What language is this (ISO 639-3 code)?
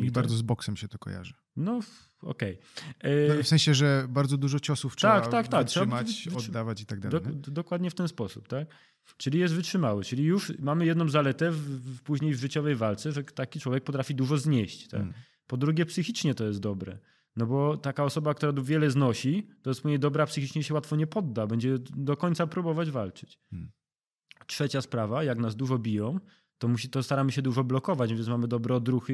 pol